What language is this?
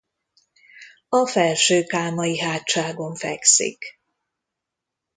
Hungarian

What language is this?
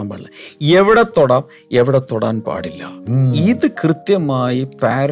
Malayalam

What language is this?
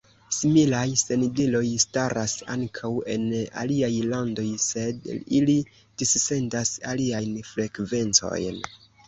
Esperanto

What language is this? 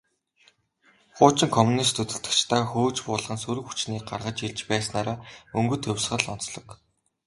Mongolian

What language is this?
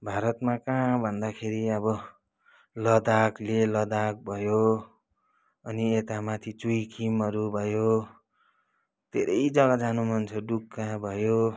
Nepali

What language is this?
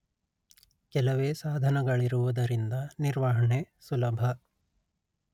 Kannada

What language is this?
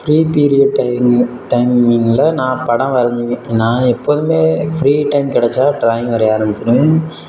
Tamil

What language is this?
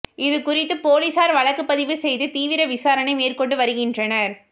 Tamil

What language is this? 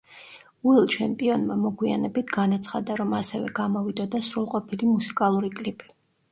Georgian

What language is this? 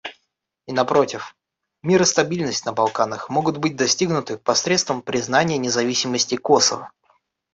Russian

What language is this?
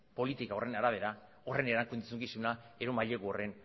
Basque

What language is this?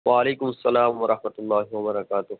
Urdu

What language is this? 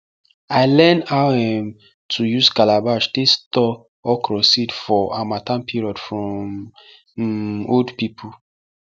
Nigerian Pidgin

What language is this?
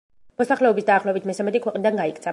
Georgian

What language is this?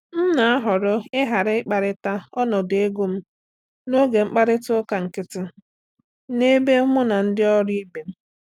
Igbo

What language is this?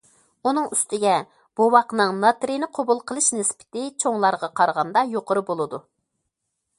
Uyghur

